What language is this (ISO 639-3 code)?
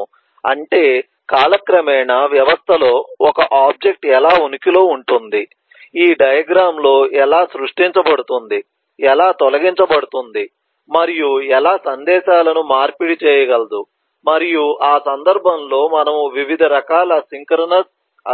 tel